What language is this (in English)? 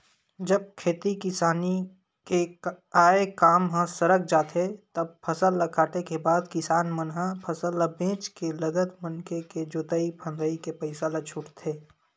Chhattisgarhi